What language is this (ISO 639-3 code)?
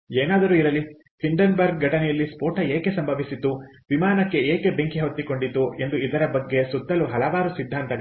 kan